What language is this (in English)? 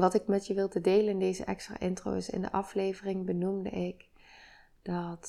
Dutch